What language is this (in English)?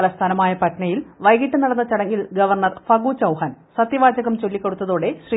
Malayalam